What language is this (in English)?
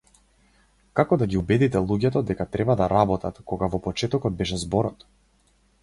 Macedonian